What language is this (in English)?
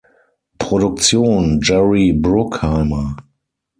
German